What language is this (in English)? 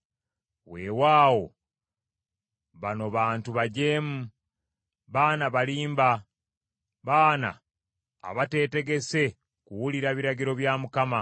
Ganda